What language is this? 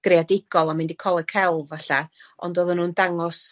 Welsh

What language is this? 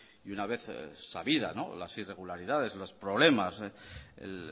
Spanish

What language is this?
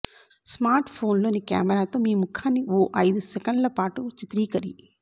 Telugu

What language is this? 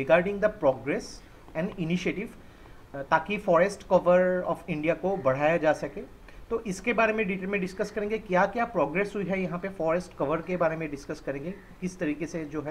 Hindi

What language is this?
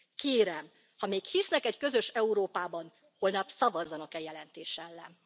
Hungarian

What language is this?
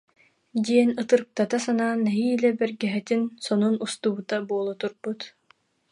Yakut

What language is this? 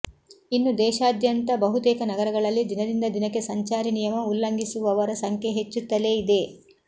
Kannada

